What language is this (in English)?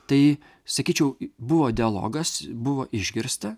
Lithuanian